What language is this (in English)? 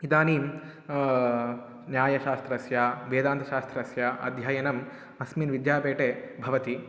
Sanskrit